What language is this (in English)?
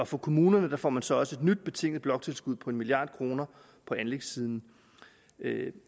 Danish